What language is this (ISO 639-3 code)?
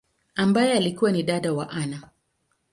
swa